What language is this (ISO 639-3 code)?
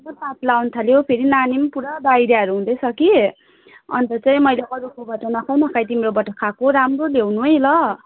nep